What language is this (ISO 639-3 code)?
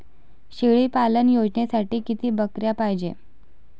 mar